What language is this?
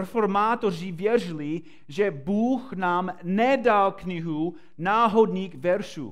Czech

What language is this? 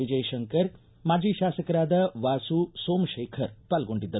Kannada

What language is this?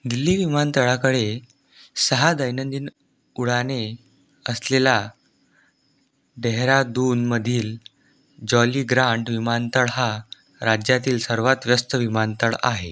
Marathi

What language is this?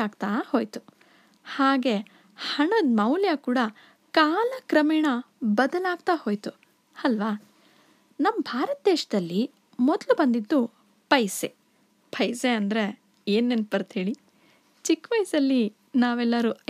Kannada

